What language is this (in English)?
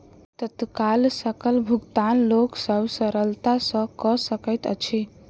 Maithili